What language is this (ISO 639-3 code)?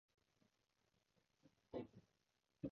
yue